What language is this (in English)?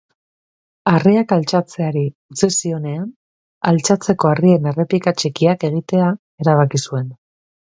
Basque